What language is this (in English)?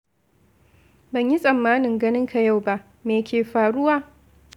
Hausa